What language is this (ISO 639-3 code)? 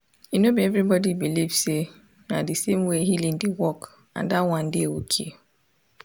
pcm